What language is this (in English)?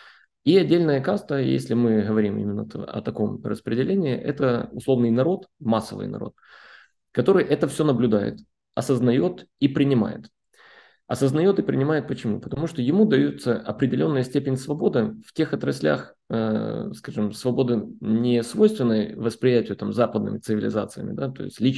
Russian